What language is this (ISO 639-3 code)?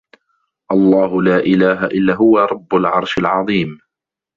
ara